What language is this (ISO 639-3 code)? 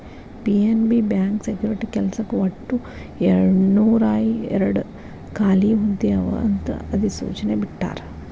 kan